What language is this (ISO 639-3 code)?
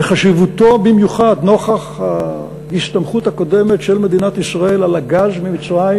heb